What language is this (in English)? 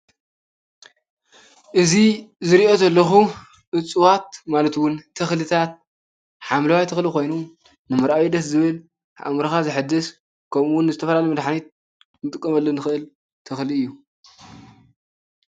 Tigrinya